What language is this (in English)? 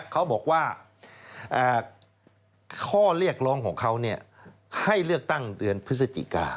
Thai